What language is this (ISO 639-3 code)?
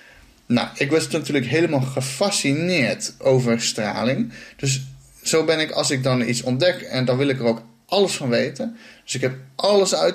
nld